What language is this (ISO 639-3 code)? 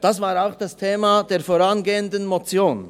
gsw